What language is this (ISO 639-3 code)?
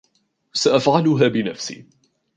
ara